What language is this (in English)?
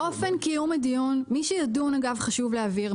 Hebrew